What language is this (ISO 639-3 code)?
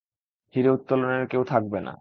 ben